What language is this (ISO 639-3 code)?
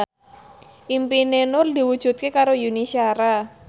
jav